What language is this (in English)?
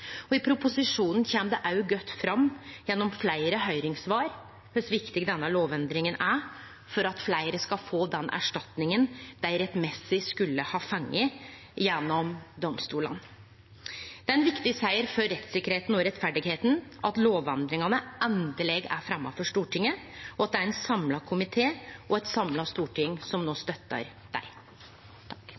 Norwegian Nynorsk